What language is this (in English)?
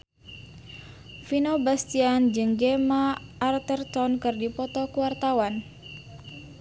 Sundanese